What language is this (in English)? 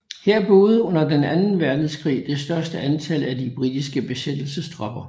Danish